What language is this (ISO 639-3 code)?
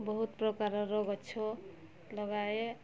ori